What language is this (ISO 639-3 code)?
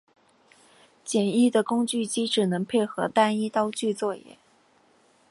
zho